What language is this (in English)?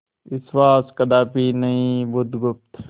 Hindi